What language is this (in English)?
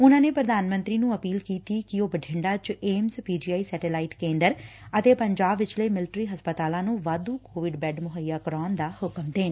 Punjabi